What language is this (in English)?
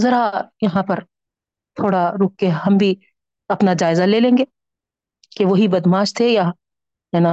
Urdu